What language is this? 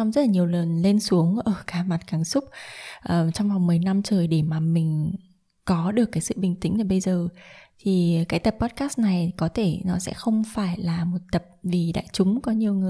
Vietnamese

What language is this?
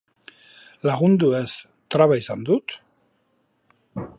Basque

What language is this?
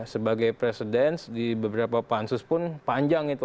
Indonesian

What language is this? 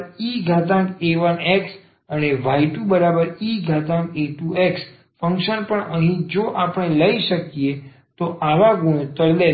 Gujarati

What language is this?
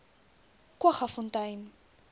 Afrikaans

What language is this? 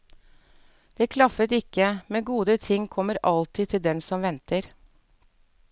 Norwegian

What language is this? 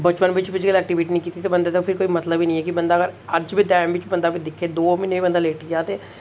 Dogri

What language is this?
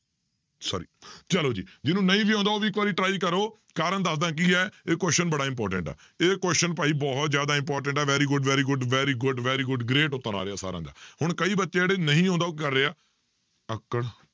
Punjabi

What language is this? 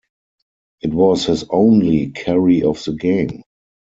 English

